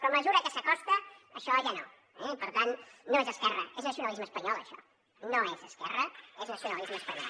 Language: Catalan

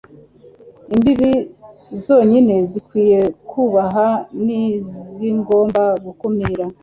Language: Kinyarwanda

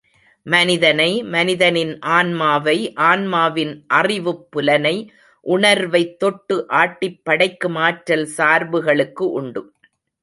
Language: Tamil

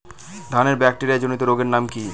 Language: Bangla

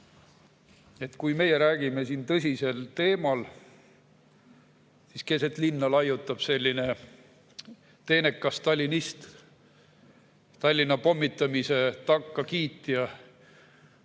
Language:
Estonian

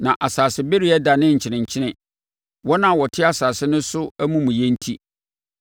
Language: Akan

